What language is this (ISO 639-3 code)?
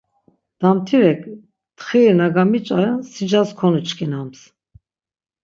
lzz